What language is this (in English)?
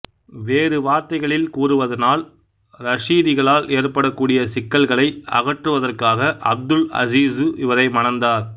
Tamil